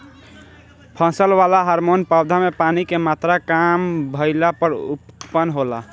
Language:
Bhojpuri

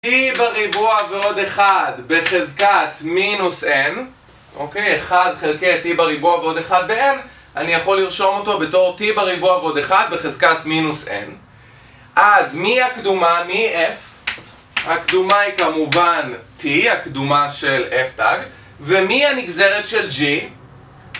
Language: Hebrew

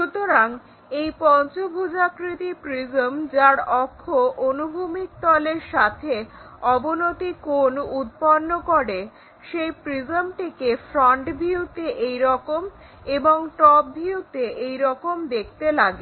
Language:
Bangla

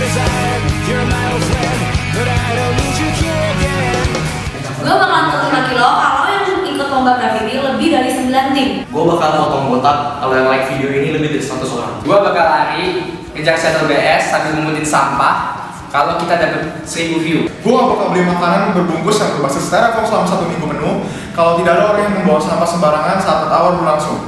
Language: Indonesian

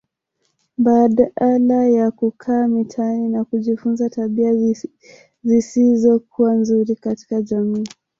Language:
Swahili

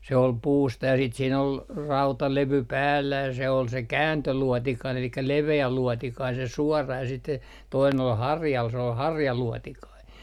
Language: Finnish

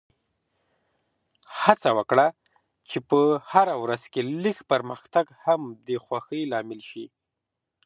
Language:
Pashto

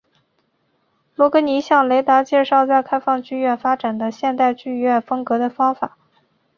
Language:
Chinese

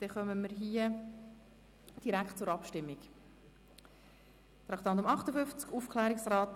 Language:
Swiss German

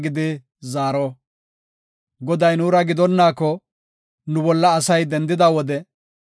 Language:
Gofa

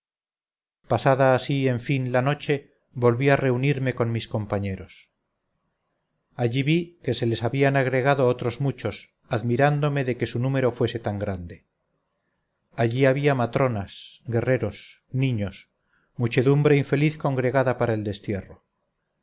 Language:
Spanish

